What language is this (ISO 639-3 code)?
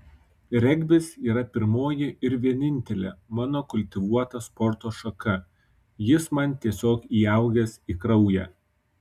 lit